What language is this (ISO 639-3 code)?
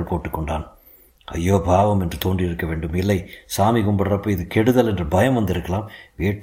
tam